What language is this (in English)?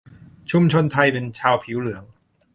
Thai